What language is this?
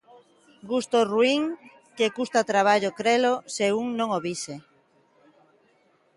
Galician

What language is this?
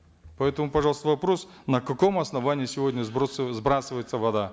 Kazakh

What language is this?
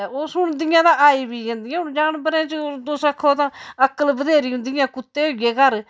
Dogri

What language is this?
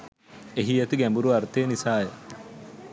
Sinhala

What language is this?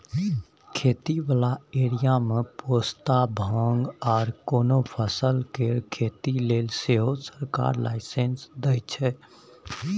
Maithili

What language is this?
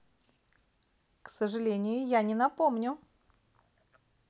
Russian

